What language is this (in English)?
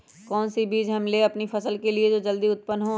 Magahi